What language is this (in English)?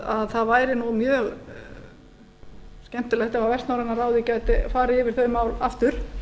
Icelandic